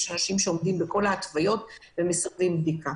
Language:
Hebrew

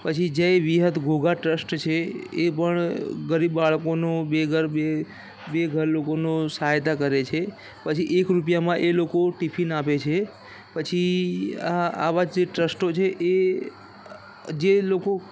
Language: Gujarati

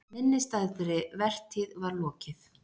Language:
Icelandic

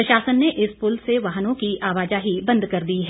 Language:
Hindi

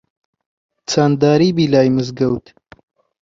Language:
Central Kurdish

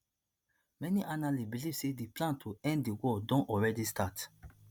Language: Nigerian Pidgin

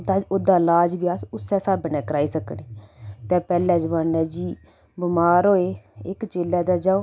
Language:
Dogri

